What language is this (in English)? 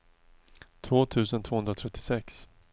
Swedish